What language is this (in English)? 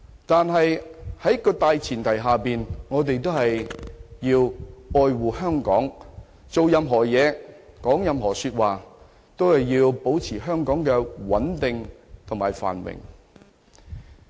Cantonese